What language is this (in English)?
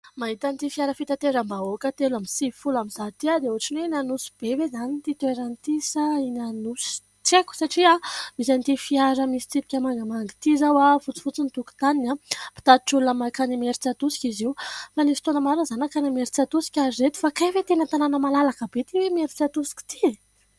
Malagasy